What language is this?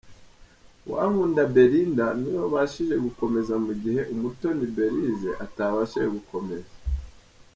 Kinyarwanda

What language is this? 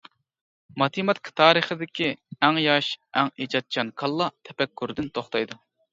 Uyghur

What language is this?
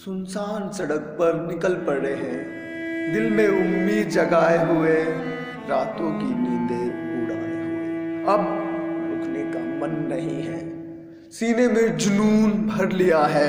Hindi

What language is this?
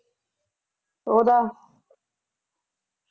Punjabi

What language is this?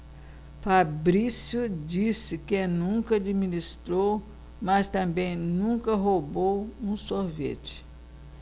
Portuguese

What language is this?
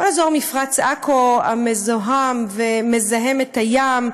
Hebrew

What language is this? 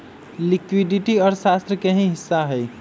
Magahi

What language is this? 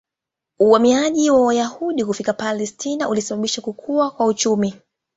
Swahili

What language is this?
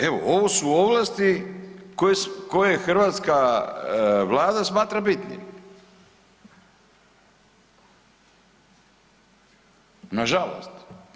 Croatian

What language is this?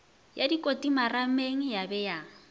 Northern Sotho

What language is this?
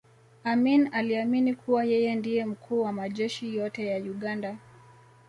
Swahili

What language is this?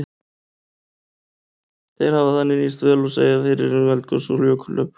Icelandic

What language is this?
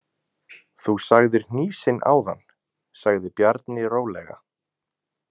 Icelandic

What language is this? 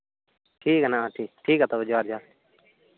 Santali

